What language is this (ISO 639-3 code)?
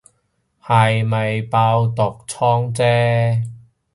yue